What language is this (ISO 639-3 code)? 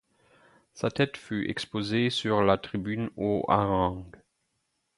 fra